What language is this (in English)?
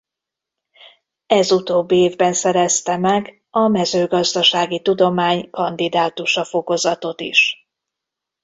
Hungarian